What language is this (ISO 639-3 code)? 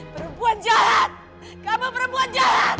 ind